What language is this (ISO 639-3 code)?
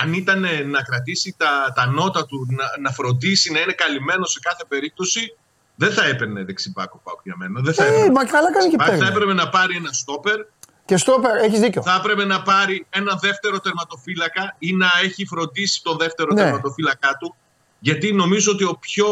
ell